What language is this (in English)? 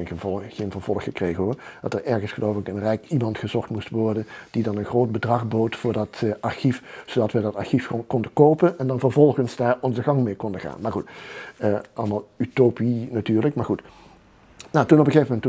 Dutch